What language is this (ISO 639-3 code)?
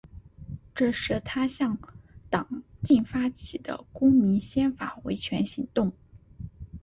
zho